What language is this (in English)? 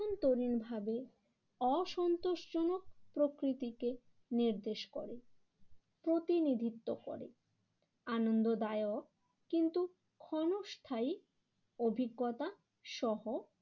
Bangla